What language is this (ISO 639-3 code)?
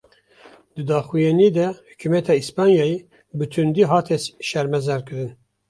kur